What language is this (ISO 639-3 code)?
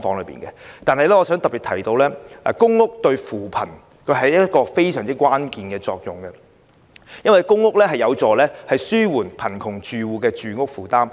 yue